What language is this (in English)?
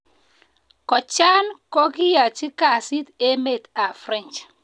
Kalenjin